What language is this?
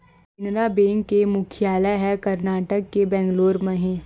Chhattisgarhi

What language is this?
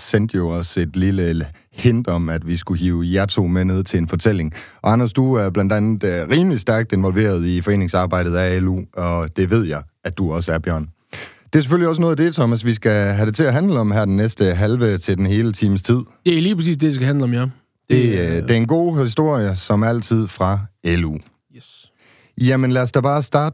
Danish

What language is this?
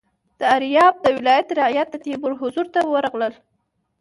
Pashto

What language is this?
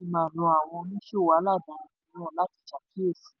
Yoruba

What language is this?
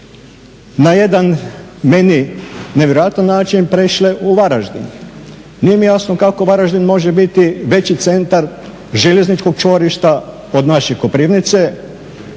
Croatian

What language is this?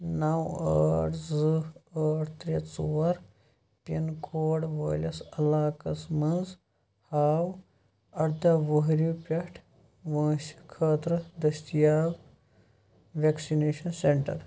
Kashmiri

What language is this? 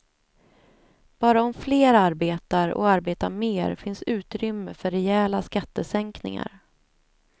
Swedish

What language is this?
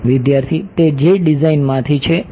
Gujarati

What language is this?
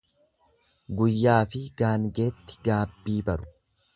Oromo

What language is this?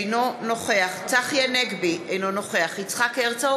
Hebrew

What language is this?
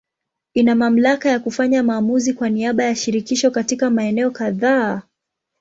Swahili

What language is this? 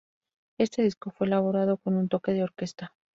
Spanish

